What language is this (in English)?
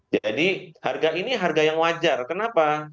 Indonesian